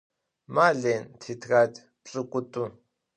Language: Adyghe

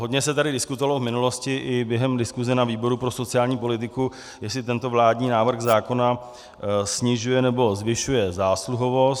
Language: Czech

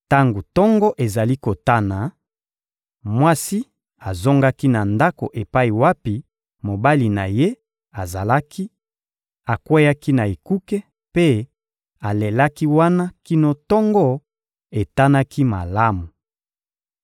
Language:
Lingala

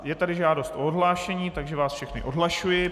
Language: Czech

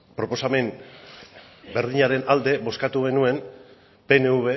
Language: Basque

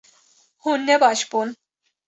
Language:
Kurdish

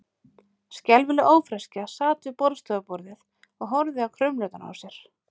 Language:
Icelandic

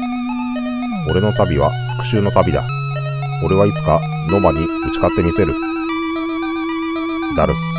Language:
Japanese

